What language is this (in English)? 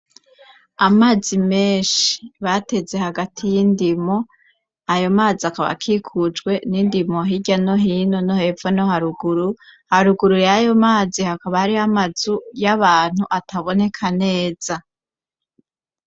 Rundi